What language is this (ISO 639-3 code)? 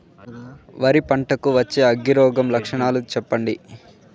tel